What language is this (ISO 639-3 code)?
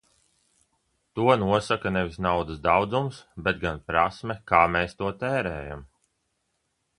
lav